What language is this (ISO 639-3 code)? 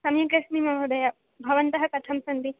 san